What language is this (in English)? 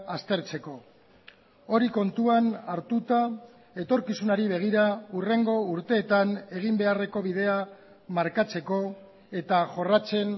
Basque